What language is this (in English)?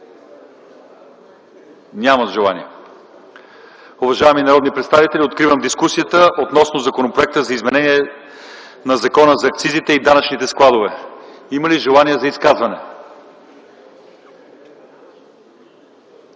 Bulgarian